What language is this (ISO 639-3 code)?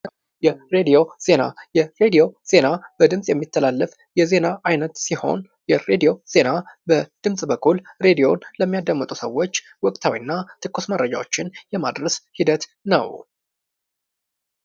amh